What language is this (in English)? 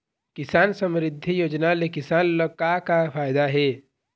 Chhattisgarhi